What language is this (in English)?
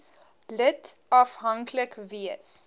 Afrikaans